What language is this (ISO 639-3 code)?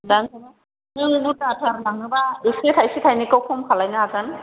brx